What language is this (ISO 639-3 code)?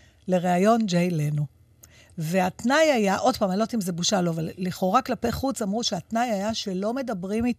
heb